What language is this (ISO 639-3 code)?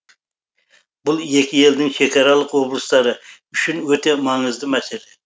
kaz